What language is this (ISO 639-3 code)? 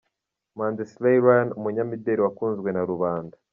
kin